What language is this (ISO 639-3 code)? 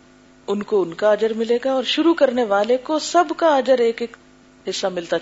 urd